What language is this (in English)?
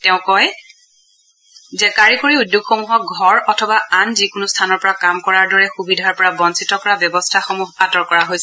Assamese